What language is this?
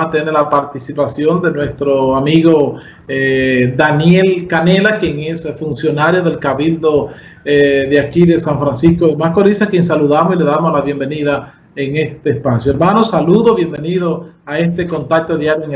Spanish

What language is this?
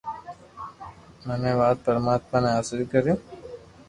Loarki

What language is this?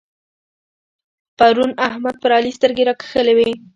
Pashto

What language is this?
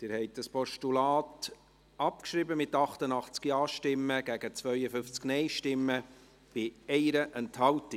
Swiss German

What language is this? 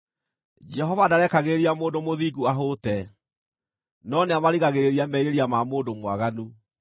Kikuyu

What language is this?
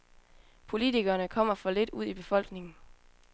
Danish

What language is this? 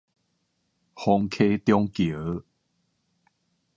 Min Nan Chinese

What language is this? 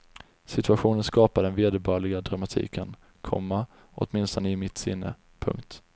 Swedish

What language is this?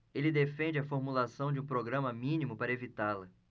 Portuguese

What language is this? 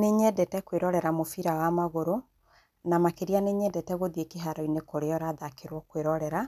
Kikuyu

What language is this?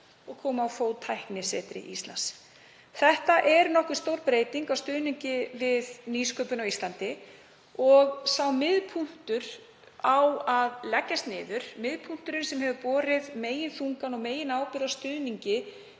Icelandic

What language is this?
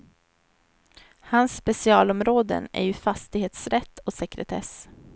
Swedish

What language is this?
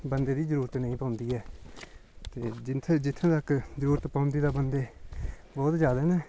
Dogri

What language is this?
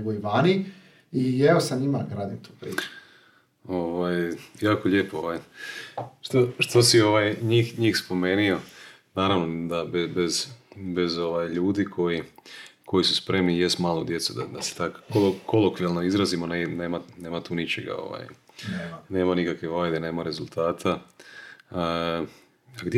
Croatian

